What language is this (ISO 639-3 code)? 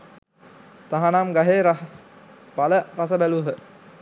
sin